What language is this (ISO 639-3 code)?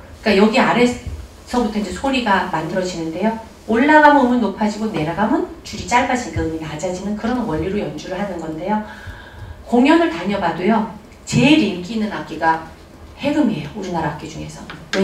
kor